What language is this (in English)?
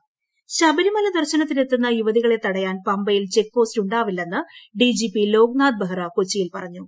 Malayalam